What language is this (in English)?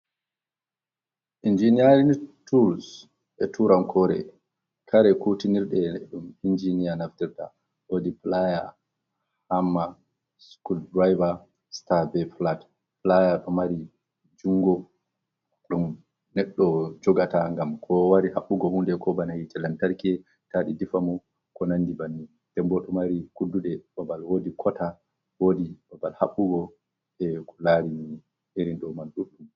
Fula